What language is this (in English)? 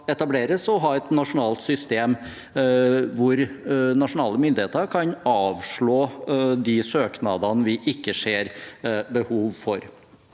Norwegian